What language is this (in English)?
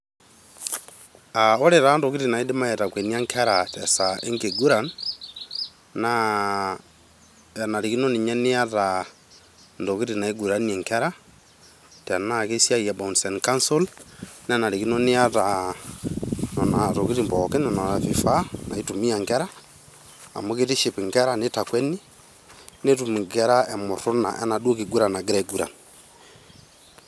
Masai